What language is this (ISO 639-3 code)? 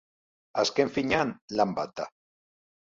eus